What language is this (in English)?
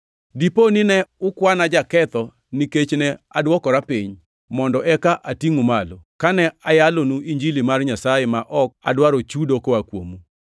Luo (Kenya and Tanzania)